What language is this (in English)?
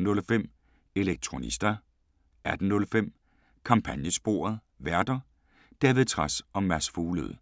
Danish